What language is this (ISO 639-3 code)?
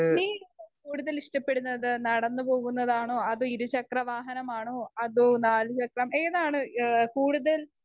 mal